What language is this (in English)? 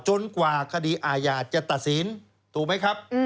Thai